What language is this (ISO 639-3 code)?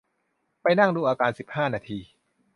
tha